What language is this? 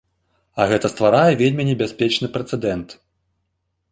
Belarusian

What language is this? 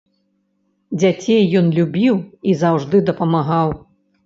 Belarusian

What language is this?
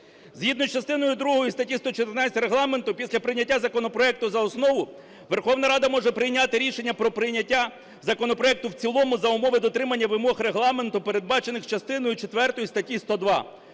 Ukrainian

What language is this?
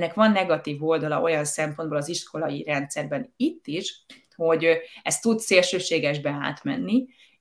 Hungarian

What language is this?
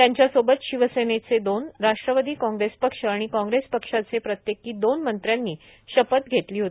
Marathi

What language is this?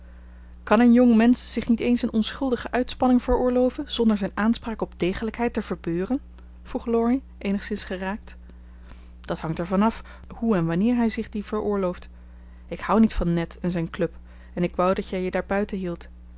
Dutch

